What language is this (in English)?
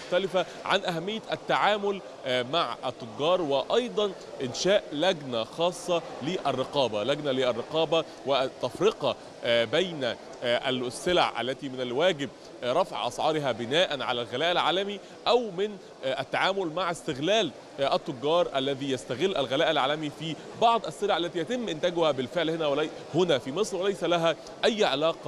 Arabic